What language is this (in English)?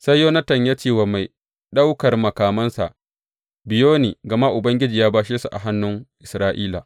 Hausa